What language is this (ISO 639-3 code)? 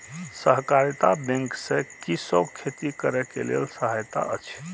mai